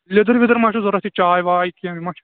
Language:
Kashmiri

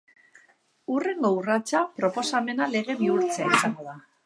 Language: Basque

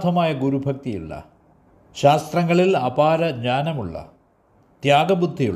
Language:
Malayalam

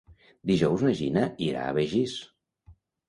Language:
Catalan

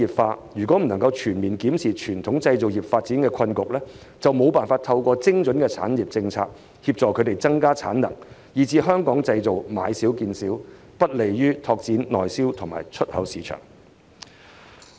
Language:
Cantonese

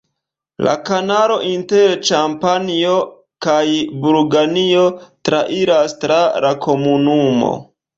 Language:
Esperanto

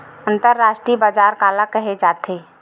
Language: Chhattisgarhi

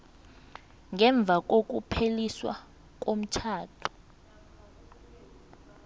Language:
South Ndebele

